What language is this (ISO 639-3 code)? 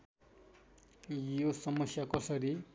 nep